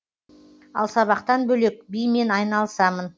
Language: Kazakh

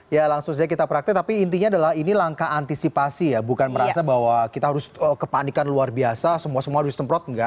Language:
Indonesian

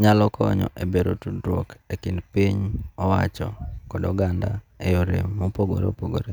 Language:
Luo (Kenya and Tanzania)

